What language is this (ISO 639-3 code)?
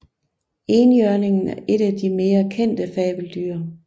dan